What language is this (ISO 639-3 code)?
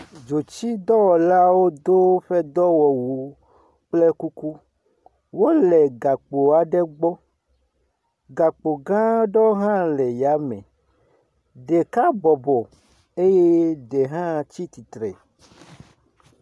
ewe